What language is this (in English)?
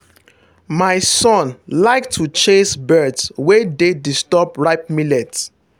Nigerian Pidgin